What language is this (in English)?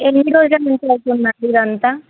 Telugu